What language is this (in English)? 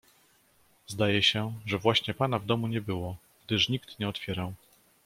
Polish